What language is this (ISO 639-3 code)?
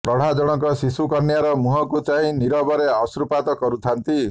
ori